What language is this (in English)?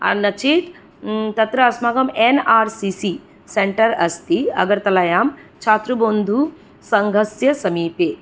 Sanskrit